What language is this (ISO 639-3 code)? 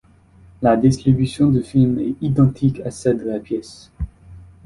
fra